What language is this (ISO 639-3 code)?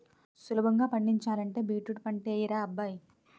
tel